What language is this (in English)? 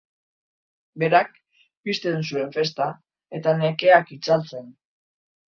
Basque